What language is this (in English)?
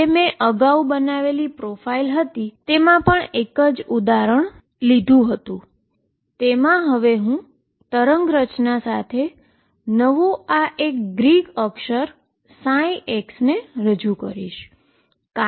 Gujarati